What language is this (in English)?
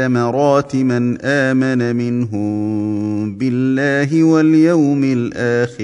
Arabic